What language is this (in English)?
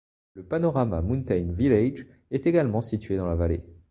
French